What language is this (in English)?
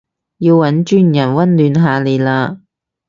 Cantonese